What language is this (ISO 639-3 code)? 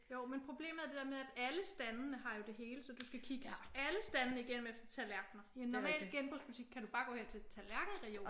dan